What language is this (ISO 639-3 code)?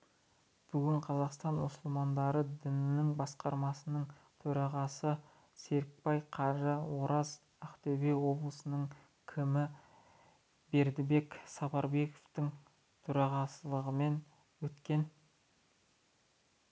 kaz